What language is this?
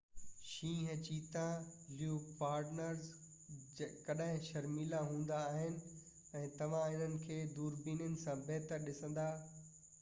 Sindhi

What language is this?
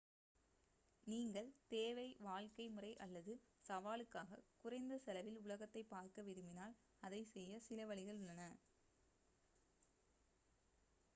Tamil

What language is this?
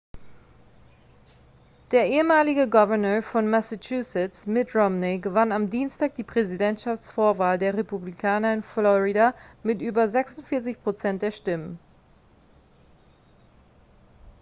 German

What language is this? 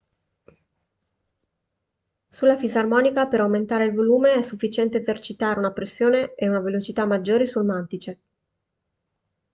Italian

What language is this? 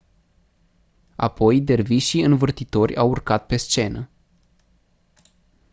Romanian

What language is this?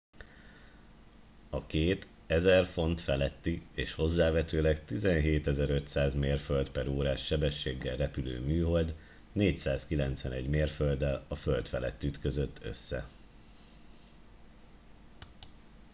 Hungarian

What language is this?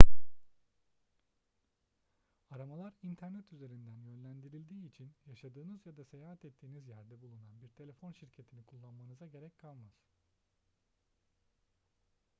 Turkish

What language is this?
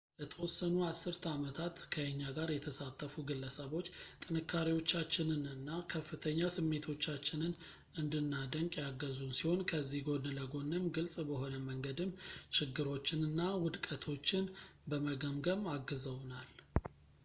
Amharic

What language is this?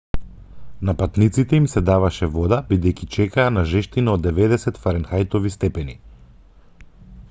Macedonian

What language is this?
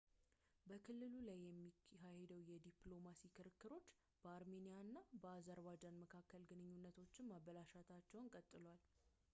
Amharic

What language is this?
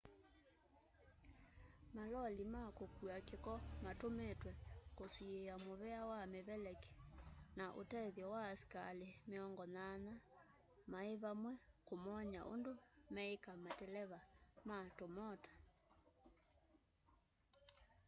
Kamba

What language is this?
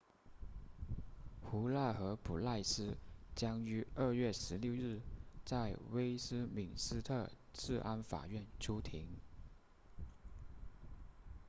Chinese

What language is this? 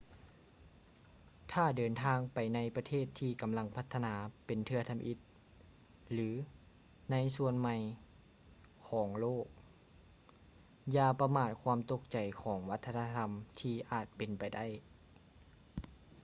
Lao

